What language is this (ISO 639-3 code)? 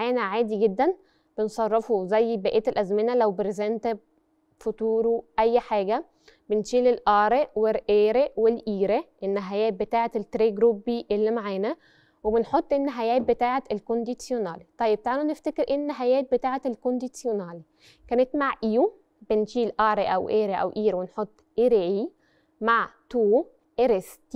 ara